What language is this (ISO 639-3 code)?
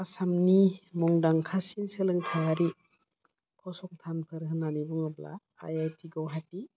brx